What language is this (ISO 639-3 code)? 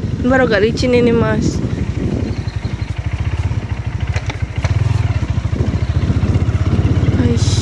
ind